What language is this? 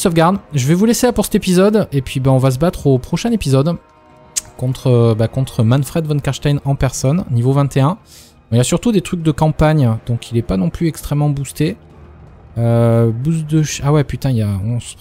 French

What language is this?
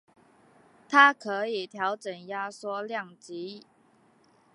Chinese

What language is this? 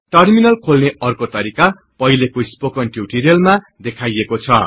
Nepali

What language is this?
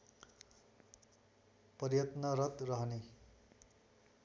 Nepali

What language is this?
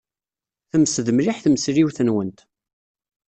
Kabyle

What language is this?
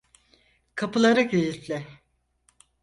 Turkish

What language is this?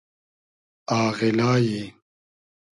Hazaragi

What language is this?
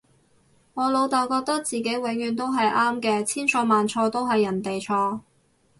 Cantonese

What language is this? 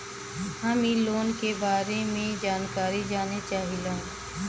Bhojpuri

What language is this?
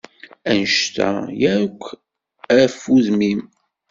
Kabyle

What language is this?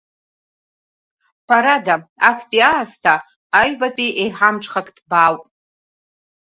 Abkhazian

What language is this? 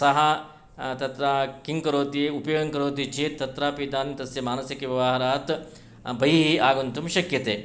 Sanskrit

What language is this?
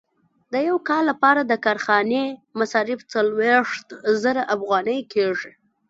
Pashto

